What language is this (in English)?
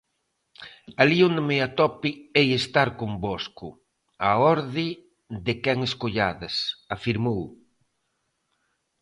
Galician